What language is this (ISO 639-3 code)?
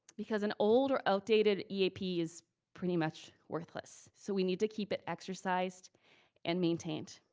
eng